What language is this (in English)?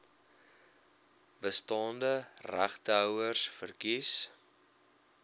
Afrikaans